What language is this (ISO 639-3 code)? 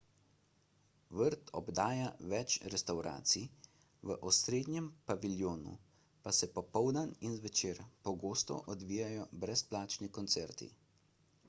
slv